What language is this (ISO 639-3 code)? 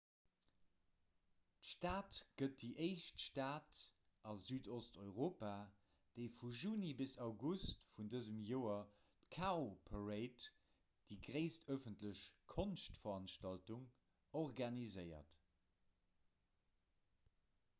ltz